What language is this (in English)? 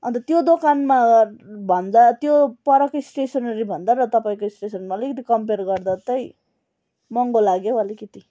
Nepali